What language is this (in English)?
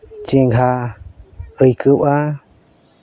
Santali